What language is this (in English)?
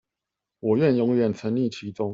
Chinese